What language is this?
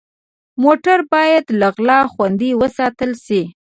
Pashto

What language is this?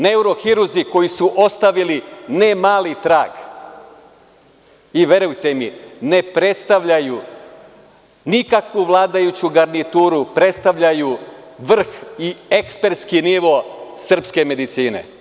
Serbian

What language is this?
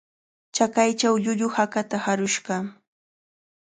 Cajatambo North Lima Quechua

